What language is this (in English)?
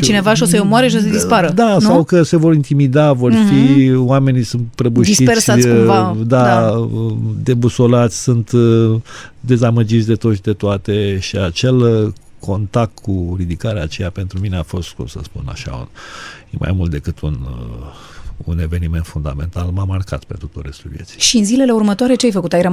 Romanian